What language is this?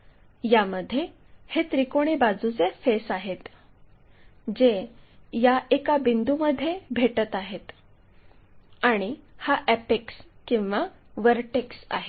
Marathi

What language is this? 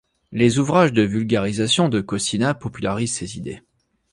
French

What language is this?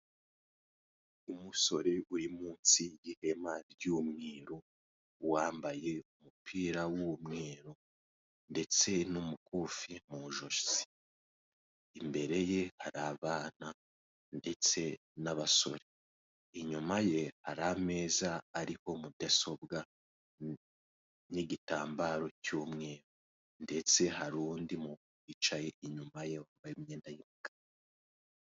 Kinyarwanda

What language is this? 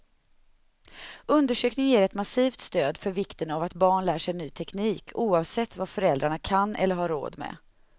Swedish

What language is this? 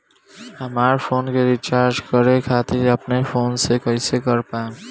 Bhojpuri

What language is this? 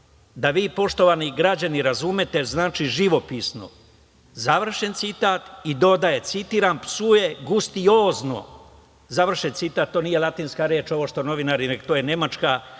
Serbian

